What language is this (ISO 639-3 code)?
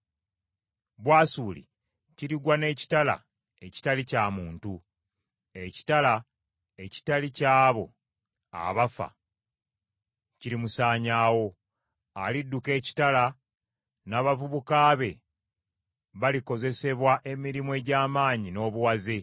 lug